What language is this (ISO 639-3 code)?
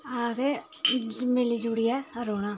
doi